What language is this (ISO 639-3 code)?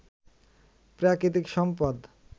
ben